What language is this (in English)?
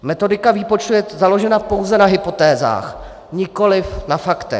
Czech